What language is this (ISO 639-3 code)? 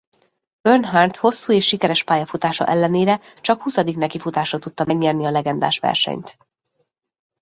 hun